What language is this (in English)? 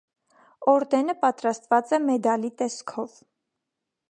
Armenian